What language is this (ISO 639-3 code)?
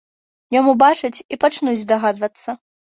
bel